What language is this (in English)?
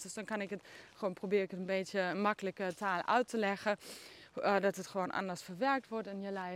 Dutch